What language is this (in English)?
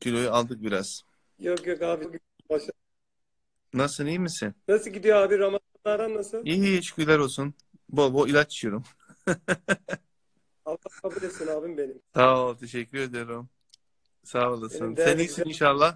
Turkish